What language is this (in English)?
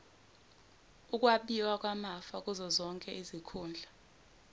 Zulu